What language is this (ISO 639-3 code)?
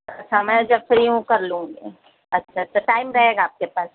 urd